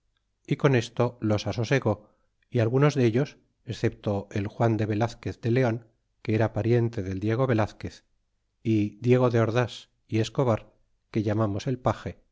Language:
Spanish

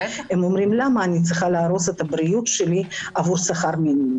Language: Hebrew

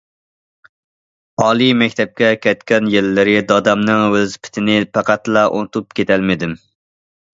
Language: Uyghur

